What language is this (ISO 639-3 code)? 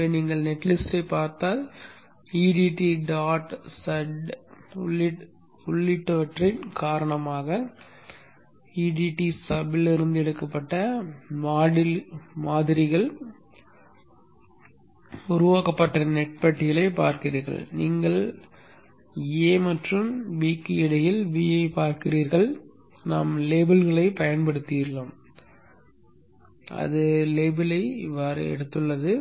tam